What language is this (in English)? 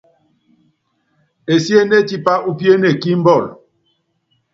Yangben